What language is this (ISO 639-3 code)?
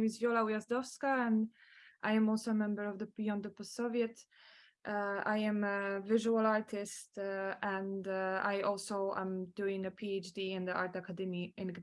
eng